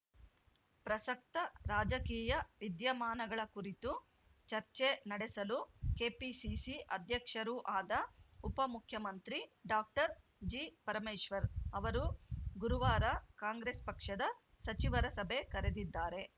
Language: Kannada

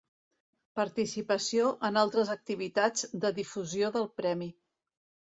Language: Catalan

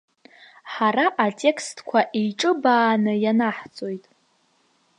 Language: Abkhazian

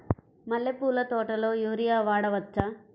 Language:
Telugu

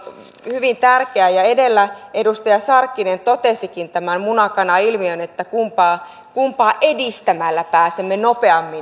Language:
Finnish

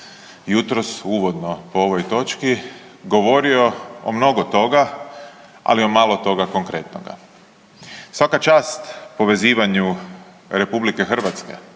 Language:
Croatian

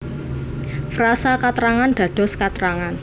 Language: Javanese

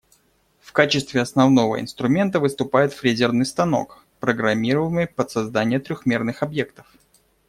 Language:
Russian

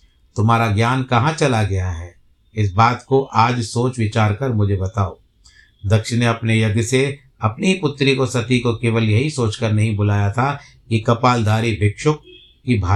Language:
Hindi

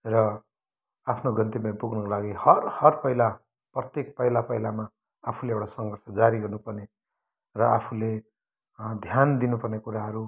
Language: Nepali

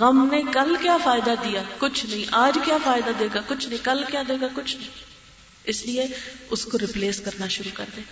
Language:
Urdu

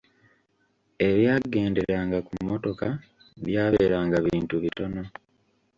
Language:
Ganda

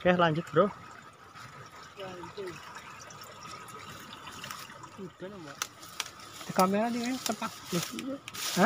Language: Indonesian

